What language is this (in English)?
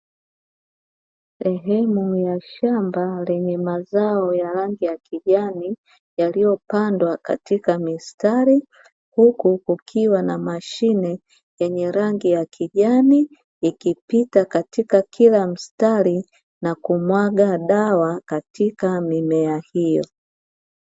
Swahili